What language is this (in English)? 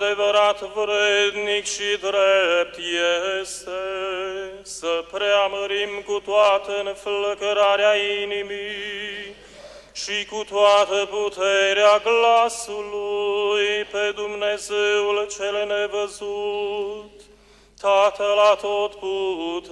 Romanian